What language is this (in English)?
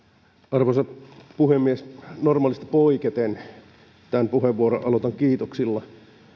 Finnish